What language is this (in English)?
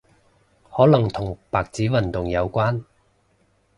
Cantonese